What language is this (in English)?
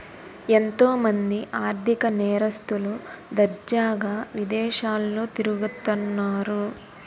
Telugu